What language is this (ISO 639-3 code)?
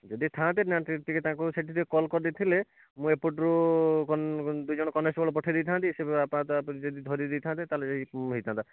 ori